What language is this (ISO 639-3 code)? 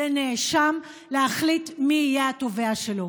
heb